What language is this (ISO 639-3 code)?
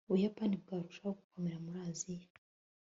kin